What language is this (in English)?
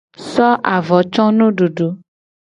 Gen